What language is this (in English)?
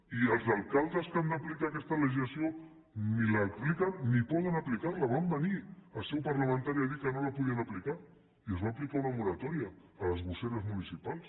Catalan